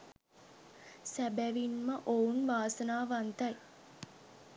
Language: Sinhala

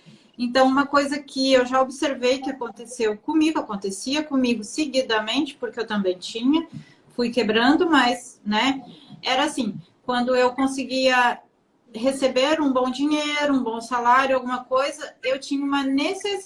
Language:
Portuguese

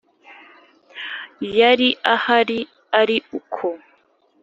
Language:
Kinyarwanda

